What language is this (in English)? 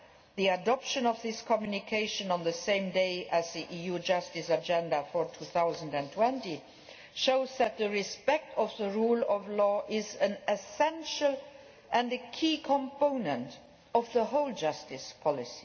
English